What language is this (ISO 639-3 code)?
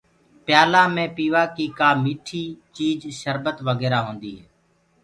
ggg